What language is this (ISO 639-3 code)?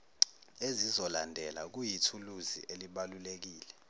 zul